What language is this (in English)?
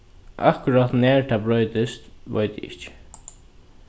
Faroese